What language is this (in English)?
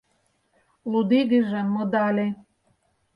Mari